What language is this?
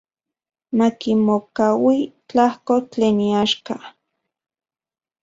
Central Puebla Nahuatl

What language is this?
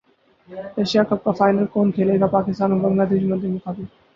Urdu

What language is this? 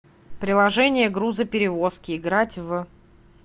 Russian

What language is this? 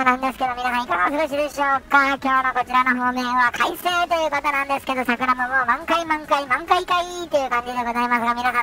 Japanese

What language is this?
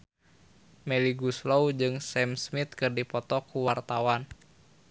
Sundanese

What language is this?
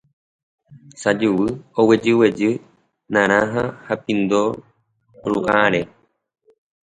Guarani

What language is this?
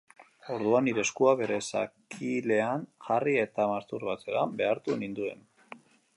Basque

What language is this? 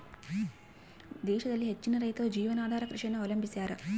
Kannada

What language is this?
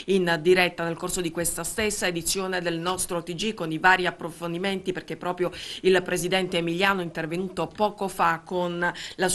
Italian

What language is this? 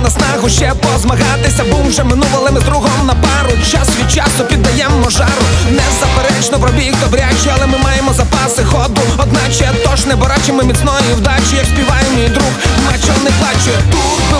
Ukrainian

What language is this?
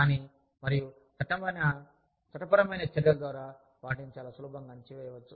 Telugu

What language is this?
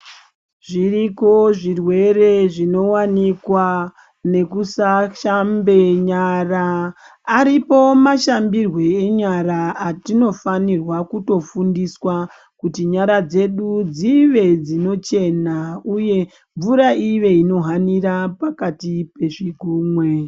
Ndau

